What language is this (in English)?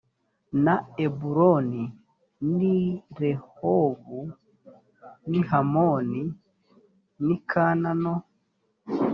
Kinyarwanda